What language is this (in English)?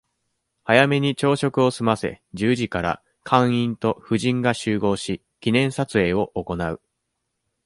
Japanese